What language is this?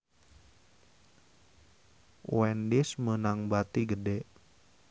Sundanese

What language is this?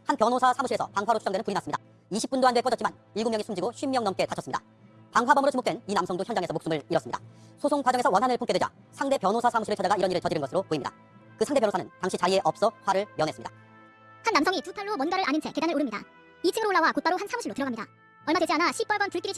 Korean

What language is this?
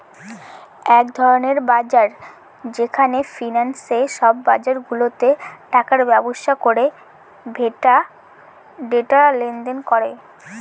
Bangla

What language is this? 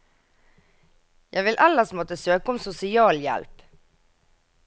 Norwegian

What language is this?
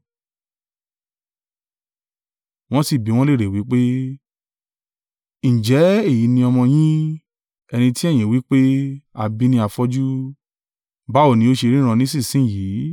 Yoruba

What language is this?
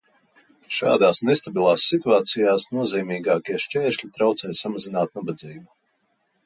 Latvian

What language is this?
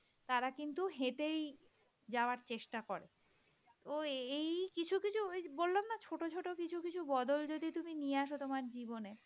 Bangla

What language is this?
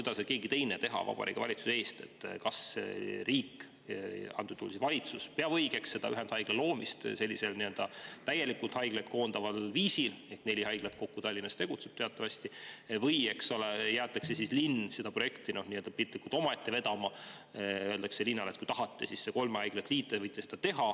Estonian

